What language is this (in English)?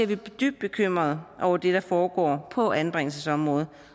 Danish